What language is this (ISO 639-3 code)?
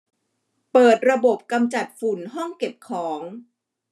tha